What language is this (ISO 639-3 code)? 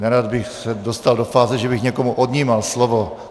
ces